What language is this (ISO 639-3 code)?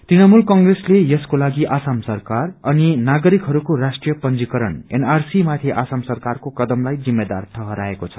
nep